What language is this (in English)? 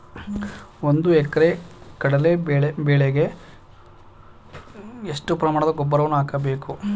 Kannada